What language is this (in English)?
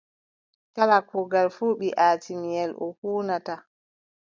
Adamawa Fulfulde